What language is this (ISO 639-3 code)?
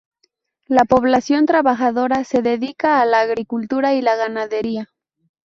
spa